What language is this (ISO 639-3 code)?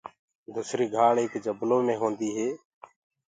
ggg